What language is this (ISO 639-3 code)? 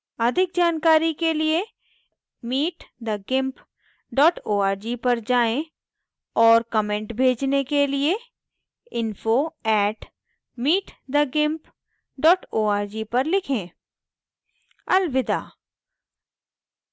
hin